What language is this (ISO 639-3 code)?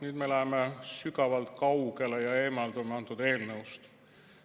est